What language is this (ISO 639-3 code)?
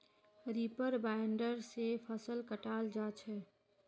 mag